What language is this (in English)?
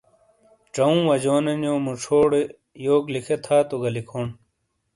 Shina